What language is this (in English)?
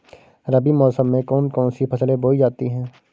Hindi